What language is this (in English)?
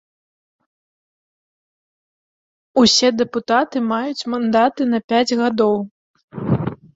Belarusian